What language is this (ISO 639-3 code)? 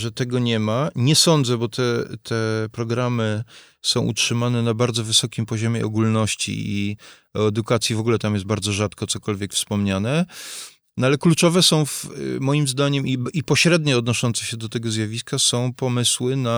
pol